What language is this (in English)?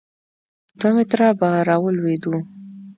Pashto